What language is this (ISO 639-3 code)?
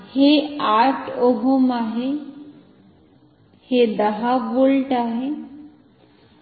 mar